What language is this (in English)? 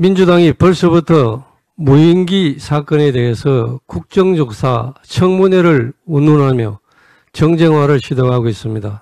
Korean